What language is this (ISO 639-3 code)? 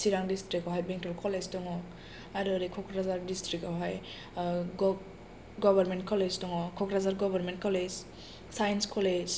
brx